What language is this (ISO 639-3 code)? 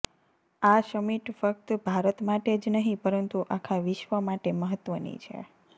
guj